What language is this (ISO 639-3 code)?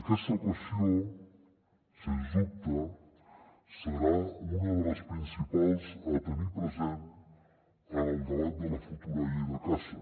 cat